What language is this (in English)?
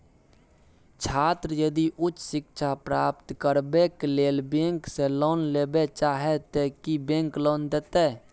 Maithili